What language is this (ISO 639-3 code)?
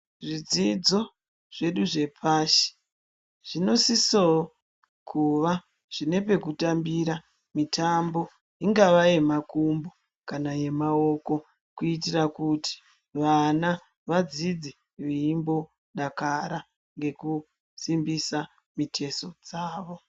ndc